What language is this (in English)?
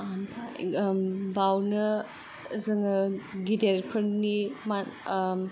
Bodo